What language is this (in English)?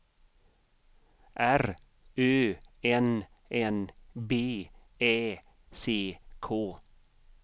Swedish